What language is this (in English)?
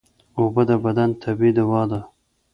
Pashto